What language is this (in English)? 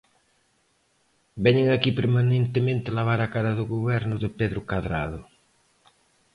Galician